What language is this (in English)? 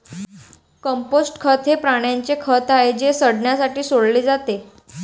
Marathi